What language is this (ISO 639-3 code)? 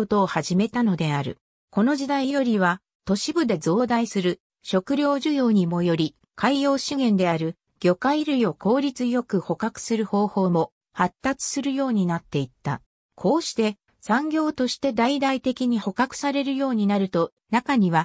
jpn